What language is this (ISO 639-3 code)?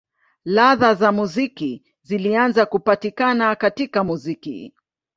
swa